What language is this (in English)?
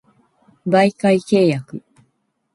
Japanese